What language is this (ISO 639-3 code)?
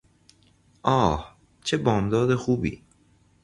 fas